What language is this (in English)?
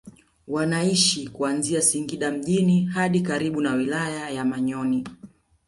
Swahili